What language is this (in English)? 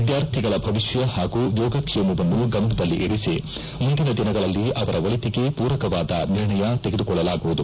Kannada